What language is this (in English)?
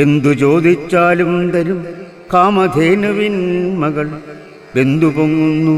Malayalam